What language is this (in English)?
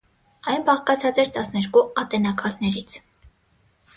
Armenian